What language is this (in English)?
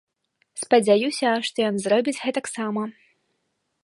Belarusian